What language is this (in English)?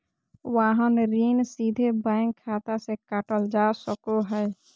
Magahi